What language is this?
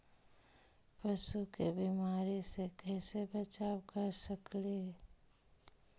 Magahi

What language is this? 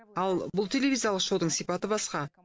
Kazakh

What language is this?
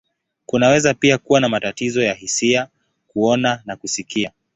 Swahili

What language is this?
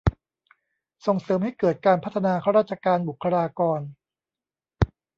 Thai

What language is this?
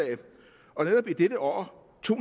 Danish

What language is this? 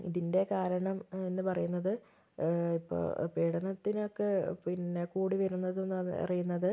Malayalam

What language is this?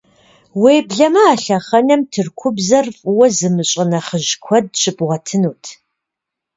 Kabardian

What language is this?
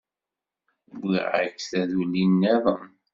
Kabyle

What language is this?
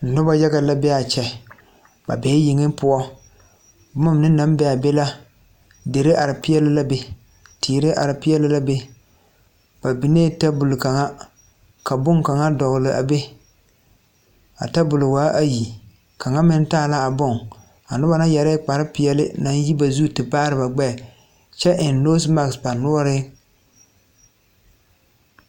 Southern Dagaare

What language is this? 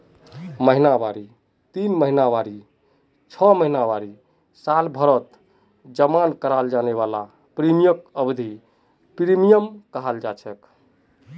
Magahi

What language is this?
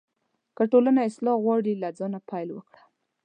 Pashto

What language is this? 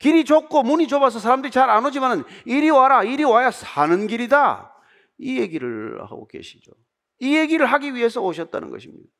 Korean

